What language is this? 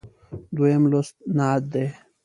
Pashto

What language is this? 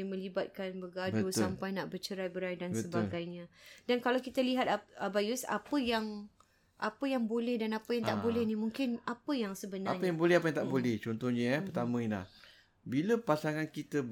Malay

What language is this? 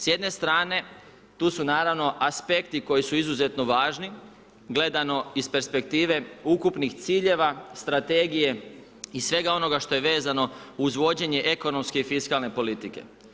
Croatian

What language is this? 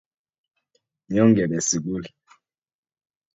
Kalenjin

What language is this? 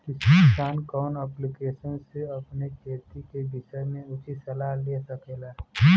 Bhojpuri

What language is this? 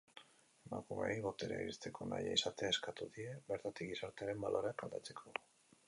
Basque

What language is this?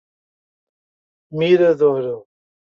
Portuguese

